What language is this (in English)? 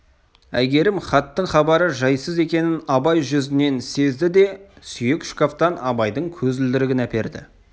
Kazakh